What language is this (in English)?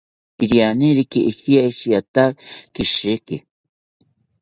South Ucayali Ashéninka